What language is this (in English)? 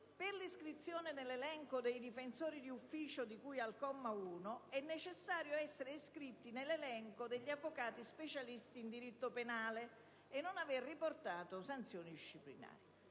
Italian